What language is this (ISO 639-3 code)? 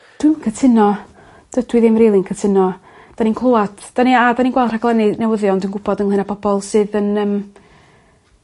cym